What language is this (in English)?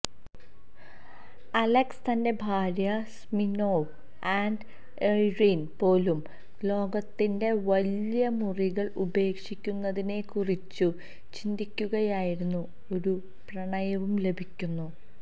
Malayalam